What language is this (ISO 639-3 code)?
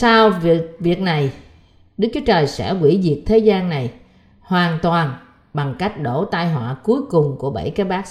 vie